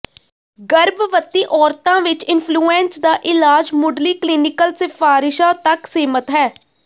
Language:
Punjabi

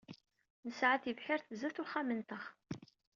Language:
Kabyle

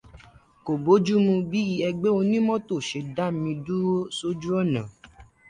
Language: Yoruba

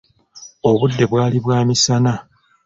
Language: Ganda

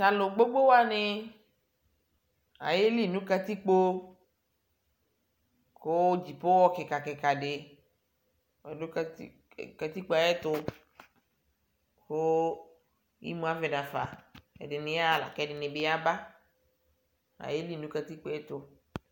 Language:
Ikposo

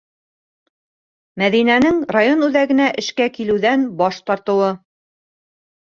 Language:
Bashkir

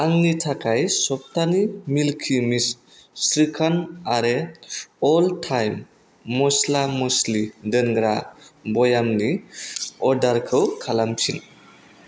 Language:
Bodo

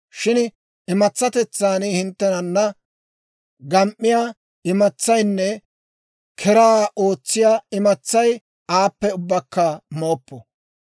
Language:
Dawro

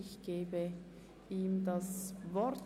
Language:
Swiss German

